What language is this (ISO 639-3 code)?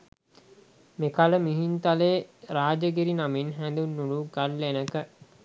sin